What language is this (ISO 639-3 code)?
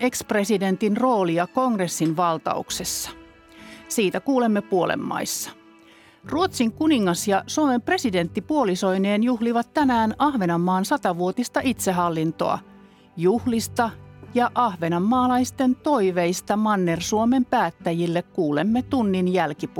fin